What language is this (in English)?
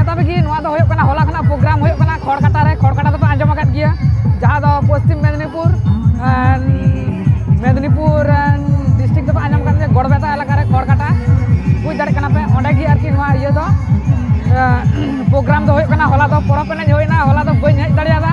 Indonesian